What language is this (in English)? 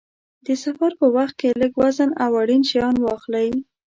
Pashto